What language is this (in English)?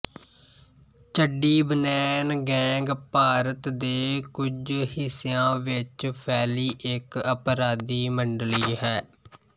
Punjabi